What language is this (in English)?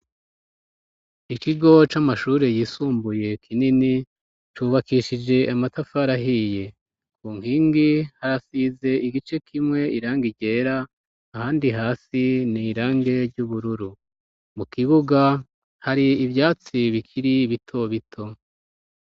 Rundi